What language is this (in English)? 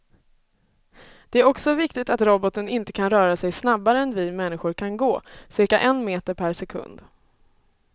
Swedish